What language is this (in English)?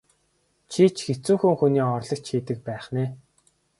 Mongolian